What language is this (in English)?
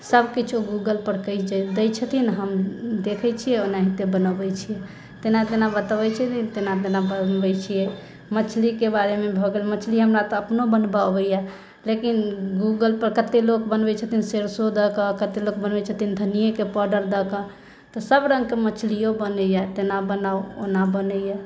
Maithili